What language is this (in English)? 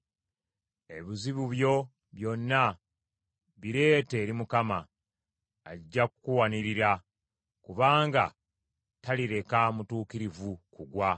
Ganda